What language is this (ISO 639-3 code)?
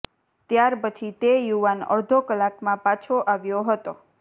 guj